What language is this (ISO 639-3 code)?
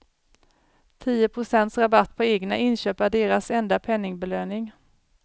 swe